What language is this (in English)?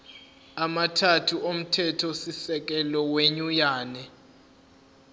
Zulu